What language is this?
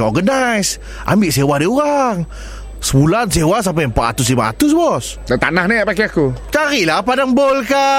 Malay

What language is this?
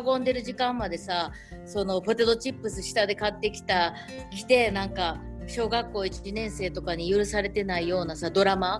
Japanese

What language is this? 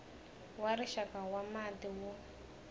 Tsonga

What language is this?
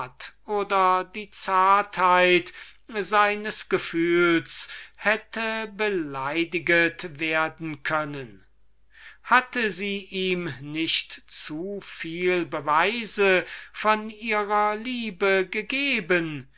German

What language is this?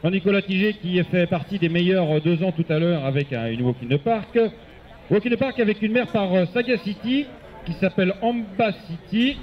French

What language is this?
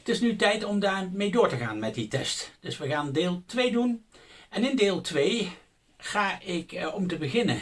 Dutch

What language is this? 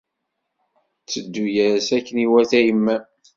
Kabyle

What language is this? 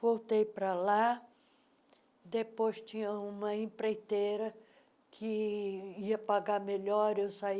Portuguese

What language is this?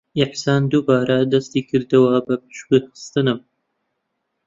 Central Kurdish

